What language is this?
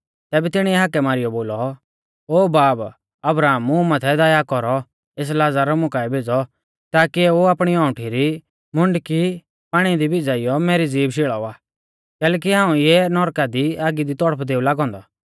Mahasu Pahari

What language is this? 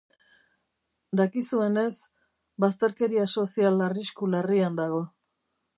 Basque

